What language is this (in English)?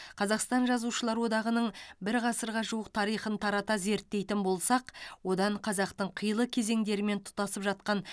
Kazakh